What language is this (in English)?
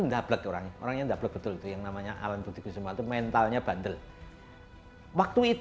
Indonesian